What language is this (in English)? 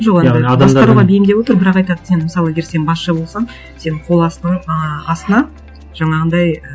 Kazakh